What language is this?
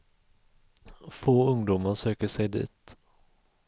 Swedish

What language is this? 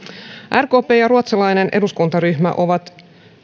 Finnish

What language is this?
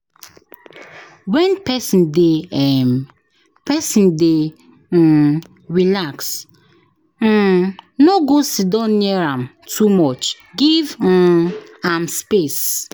Nigerian Pidgin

